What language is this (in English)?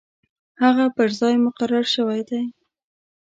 Pashto